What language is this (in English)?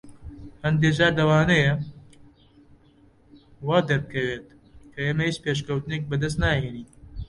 Central Kurdish